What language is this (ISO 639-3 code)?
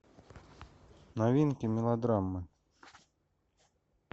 rus